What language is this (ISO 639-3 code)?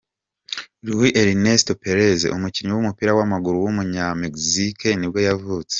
kin